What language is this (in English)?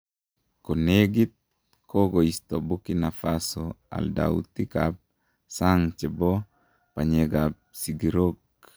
Kalenjin